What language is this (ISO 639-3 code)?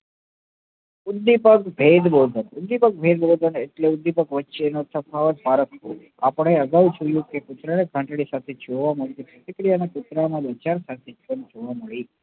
guj